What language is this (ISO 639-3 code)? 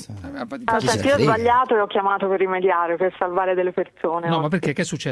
ita